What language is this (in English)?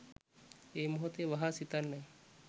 Sinhala